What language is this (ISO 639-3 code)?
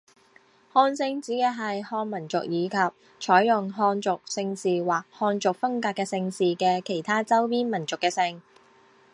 zho